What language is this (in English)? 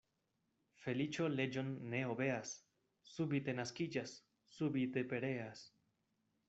Esperanto